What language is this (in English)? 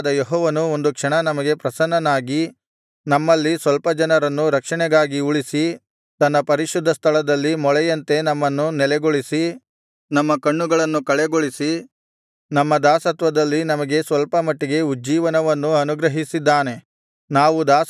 Kannada